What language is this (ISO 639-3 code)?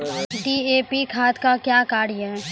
mai